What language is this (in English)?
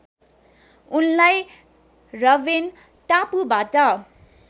Nepali